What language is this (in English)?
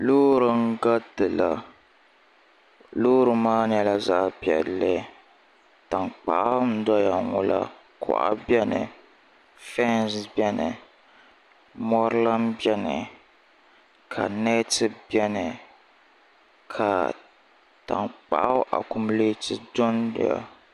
Dagbani